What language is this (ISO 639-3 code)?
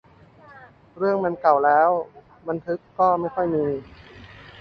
tha